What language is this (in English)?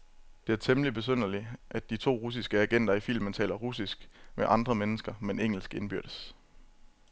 Danish